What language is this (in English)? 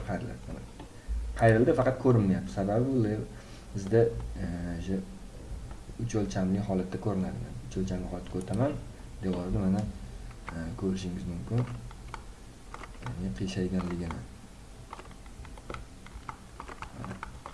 Turkish